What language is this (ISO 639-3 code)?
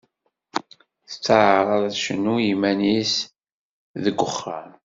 kab